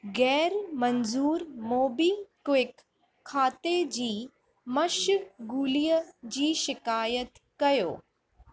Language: Sindhi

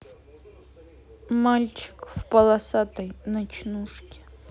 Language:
Russian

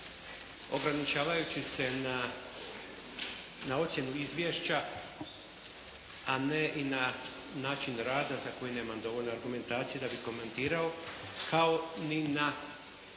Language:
Croatian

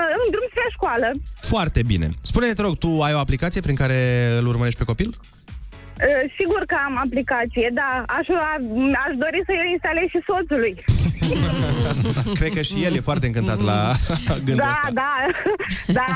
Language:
Romanian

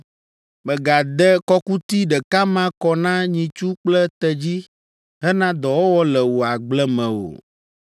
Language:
Ewe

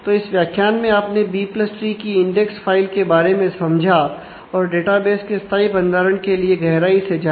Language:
Hindi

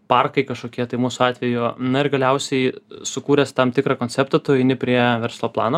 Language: Lithuanian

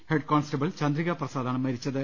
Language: Malayalam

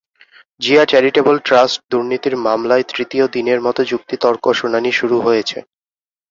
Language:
Bangla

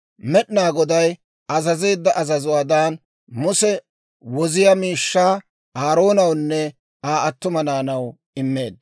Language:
Dawro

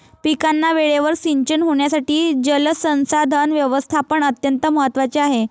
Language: Marathi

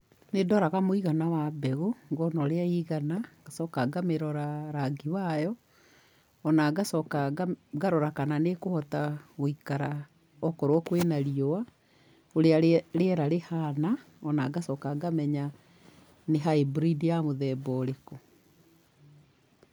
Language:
Kikuyu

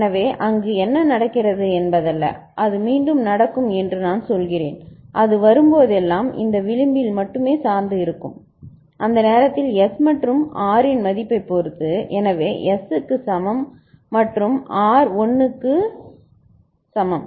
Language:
Tamil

